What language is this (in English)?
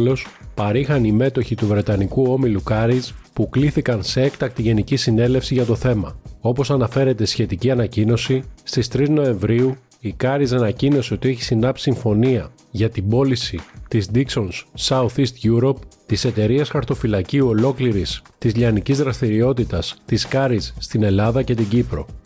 Greek